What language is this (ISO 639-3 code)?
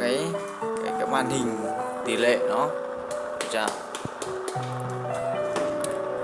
vie